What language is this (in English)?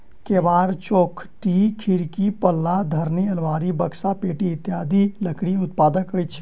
Maithili